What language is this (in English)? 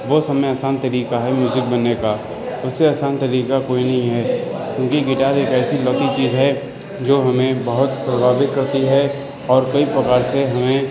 Urdu